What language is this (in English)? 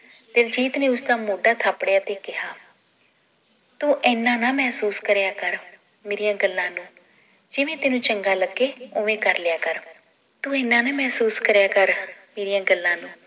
Punjabi